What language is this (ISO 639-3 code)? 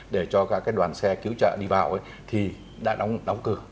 vie